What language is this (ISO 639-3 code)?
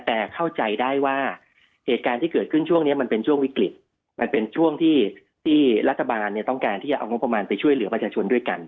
tha